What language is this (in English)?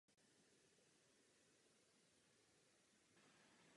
Czech